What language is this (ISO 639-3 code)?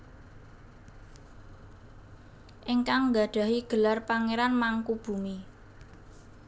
jav